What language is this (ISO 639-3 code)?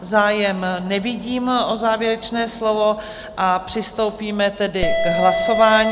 ces